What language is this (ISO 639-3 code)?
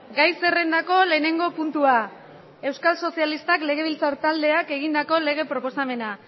eus